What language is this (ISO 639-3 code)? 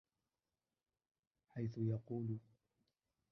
ara